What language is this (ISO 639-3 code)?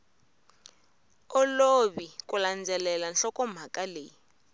tso